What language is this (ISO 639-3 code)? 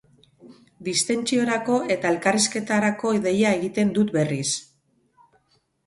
eus